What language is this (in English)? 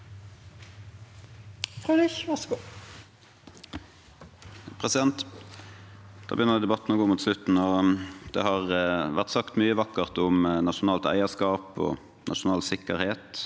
Norwegian